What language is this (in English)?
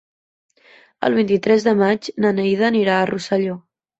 Catalan